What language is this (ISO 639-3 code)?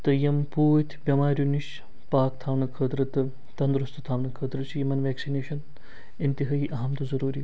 kas